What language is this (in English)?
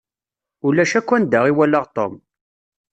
Kabyle